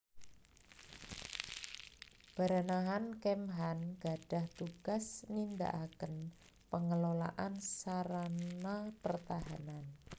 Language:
Javanese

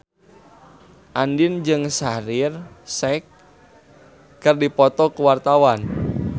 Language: Sundanese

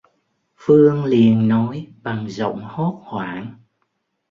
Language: Vietnamese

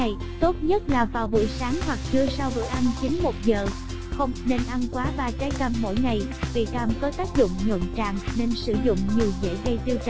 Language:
Vietnamese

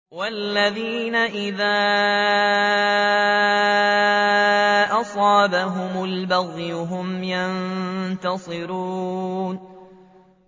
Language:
Arabic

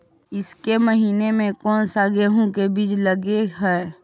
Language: Magahi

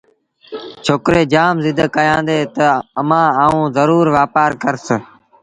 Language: Sindhi Bhil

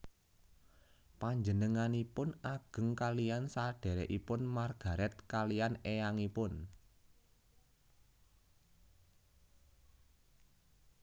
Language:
Javanese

